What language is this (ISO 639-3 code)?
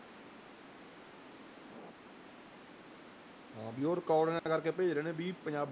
pan